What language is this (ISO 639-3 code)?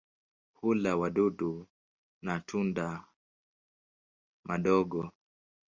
swa